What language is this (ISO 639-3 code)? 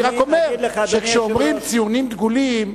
heb